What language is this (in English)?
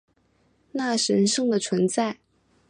Chinese